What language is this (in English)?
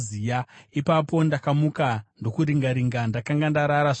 Shona